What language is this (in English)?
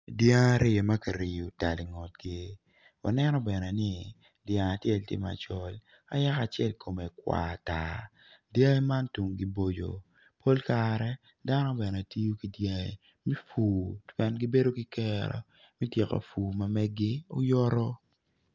Acoli